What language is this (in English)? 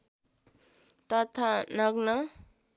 Nepali